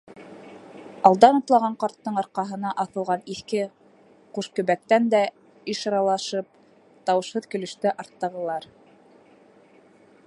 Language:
Bashkir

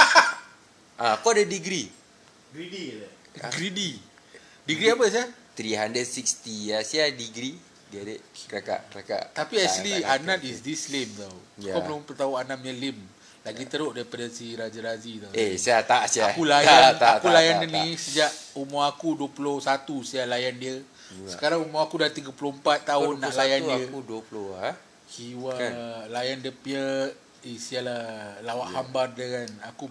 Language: Malay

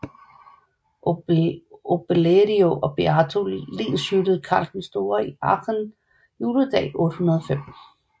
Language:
Danish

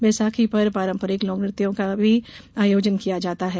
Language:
Hindi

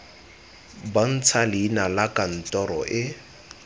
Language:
Tswana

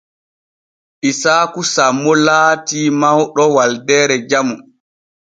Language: Borgu Fulfulde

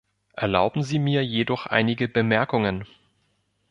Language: German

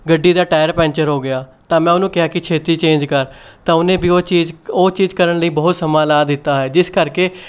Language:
Punjabi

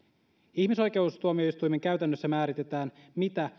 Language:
Finnish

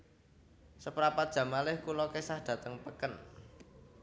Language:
Javanese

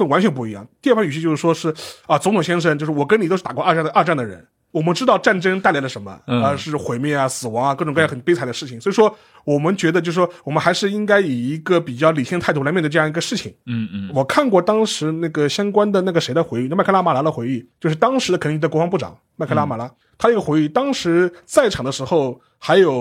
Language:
Chinese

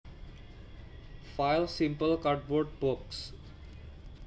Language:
Javanese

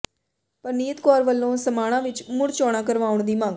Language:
Punjabi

